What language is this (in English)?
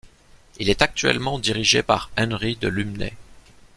French